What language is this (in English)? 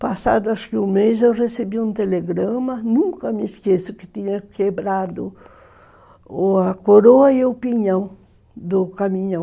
Portuguese